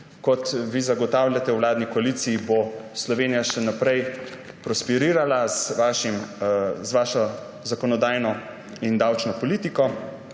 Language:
Slovenian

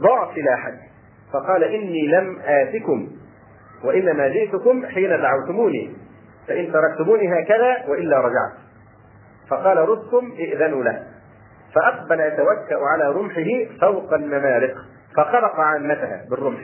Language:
Arabic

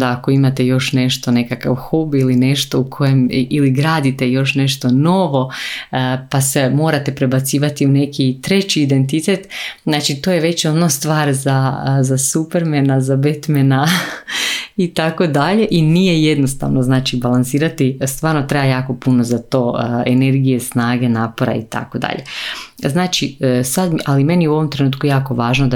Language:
Croatian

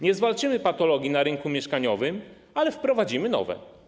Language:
Polish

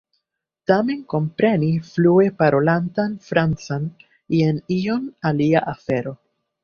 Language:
Esperanto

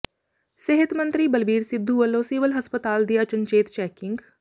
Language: Punjabi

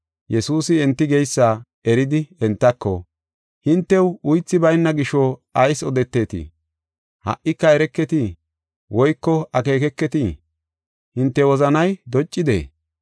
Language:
Gofa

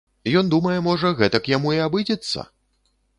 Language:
Belarusian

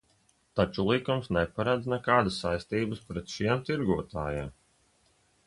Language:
Latvian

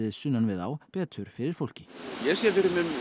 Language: Icelandic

